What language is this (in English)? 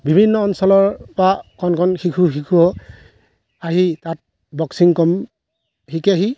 Assamese